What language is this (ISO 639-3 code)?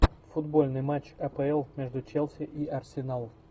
rus